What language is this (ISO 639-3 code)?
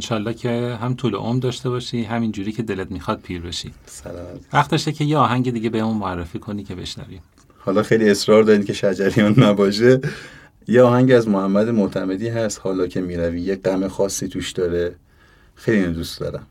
fas